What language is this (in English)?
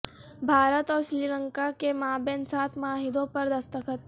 Urdu